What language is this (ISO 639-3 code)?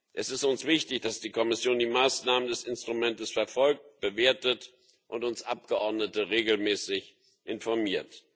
deu